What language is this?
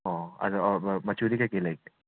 Manipuri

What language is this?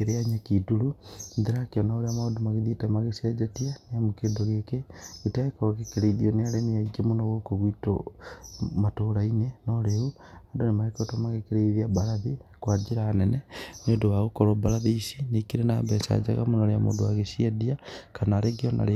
Kikuyu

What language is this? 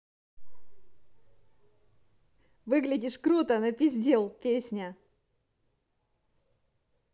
Russian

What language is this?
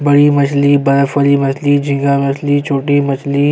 Urdu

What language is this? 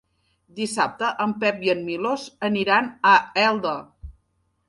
Catalan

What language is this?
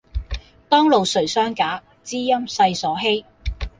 Cantonese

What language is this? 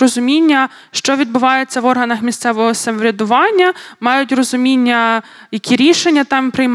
Ukrainian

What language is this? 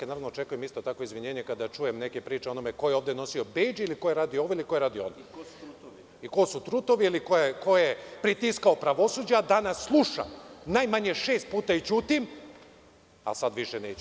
Serbian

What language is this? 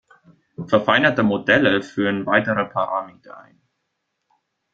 German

